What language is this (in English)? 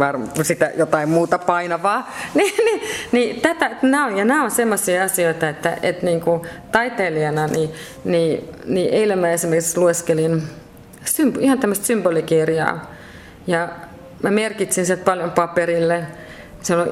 Finnish